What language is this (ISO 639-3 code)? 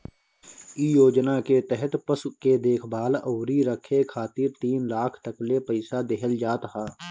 bho